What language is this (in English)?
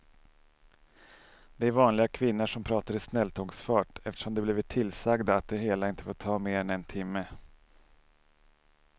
Swedish